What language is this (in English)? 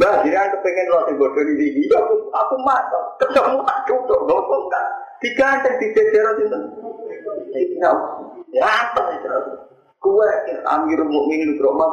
Indonesian